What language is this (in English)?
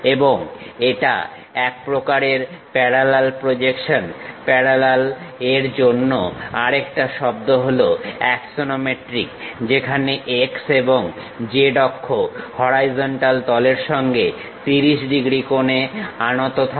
Bangla